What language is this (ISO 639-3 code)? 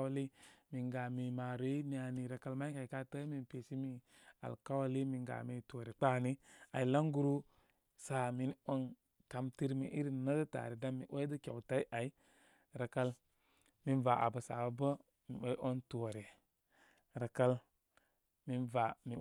kmy